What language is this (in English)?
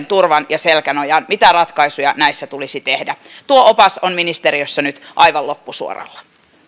Finnish